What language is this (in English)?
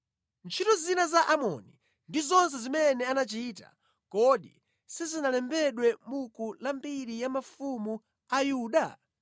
Nyanja